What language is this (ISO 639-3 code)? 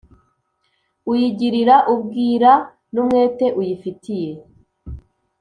kin